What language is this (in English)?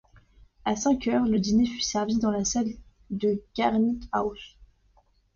French